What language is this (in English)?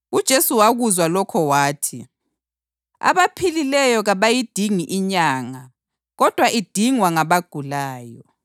North Ndebele